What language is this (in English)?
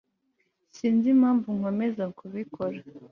Kinyarwanda